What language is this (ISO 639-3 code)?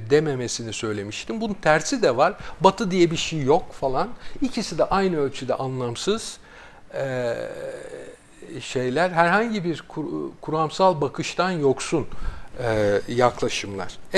tur